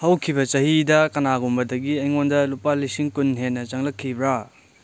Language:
Manipuri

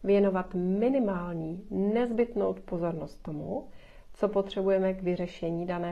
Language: Czech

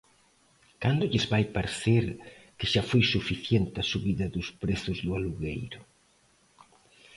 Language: Galician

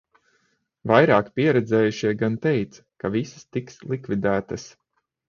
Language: Latvian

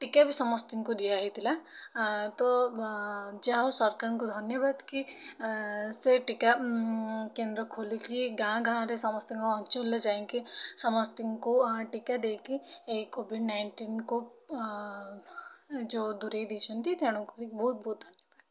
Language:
Odia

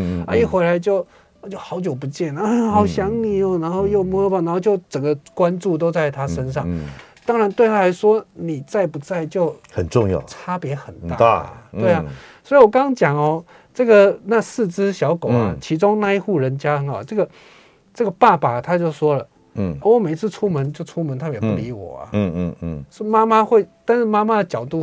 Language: Chinese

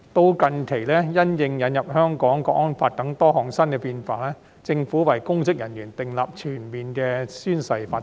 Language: Cantonese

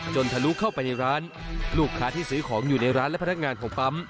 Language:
Thai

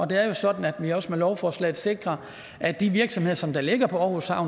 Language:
Danish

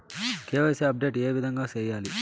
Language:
Telugu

